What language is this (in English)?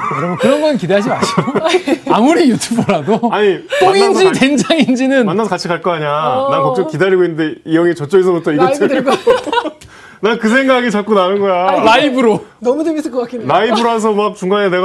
Korean